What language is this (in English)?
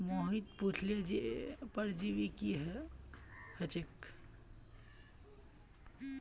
Magahi